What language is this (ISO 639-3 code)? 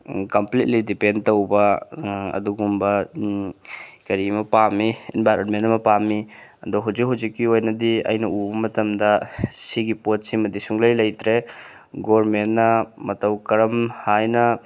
mni